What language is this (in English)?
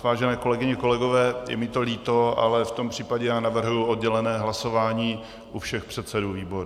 Czech